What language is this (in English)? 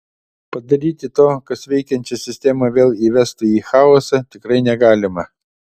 Lithuanian